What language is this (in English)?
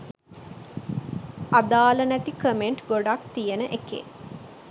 Sinhala